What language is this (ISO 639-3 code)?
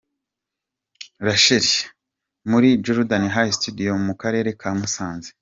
kin